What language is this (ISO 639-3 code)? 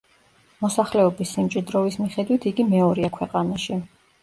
kat